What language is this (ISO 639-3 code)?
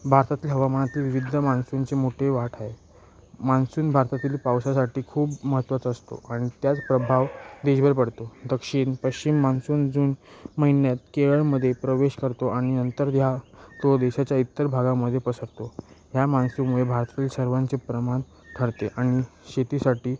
mar